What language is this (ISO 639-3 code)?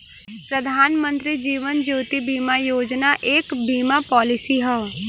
bho